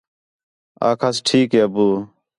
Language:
Khetrani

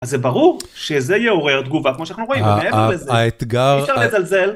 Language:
Hebrew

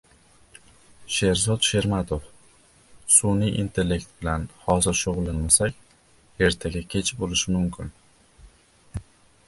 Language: Uzbek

